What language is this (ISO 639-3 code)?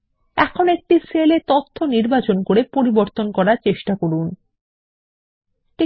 ben